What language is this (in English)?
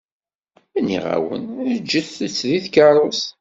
Kabyle